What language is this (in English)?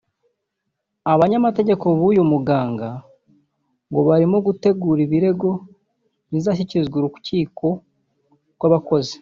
Kinyarwanda